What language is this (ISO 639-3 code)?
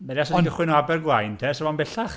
cym